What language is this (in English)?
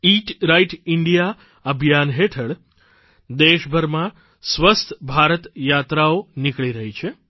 Gujarati